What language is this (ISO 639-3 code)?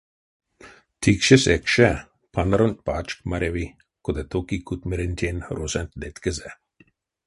myv